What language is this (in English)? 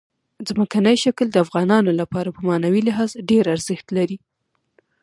Pashto